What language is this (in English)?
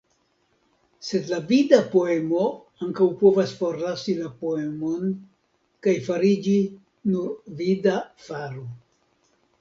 Esperanto